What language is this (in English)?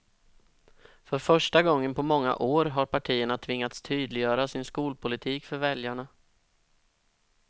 Swedish